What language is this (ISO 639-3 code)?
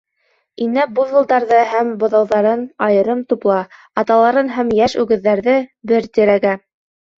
bak